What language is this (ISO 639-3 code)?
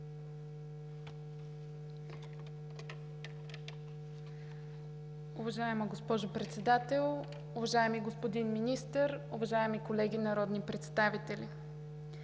bul